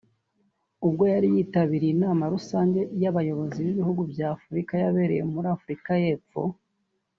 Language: Kinyarwanda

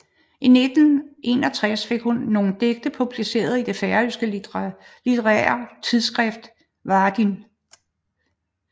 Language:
Danish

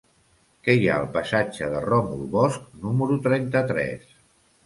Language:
Catalan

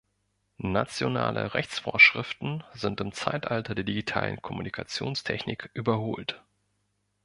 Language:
German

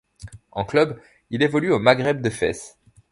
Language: French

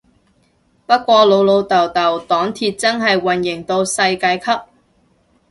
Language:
Cantonese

